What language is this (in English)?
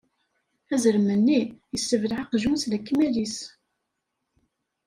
Kabyle